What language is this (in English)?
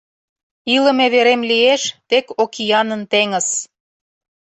Mari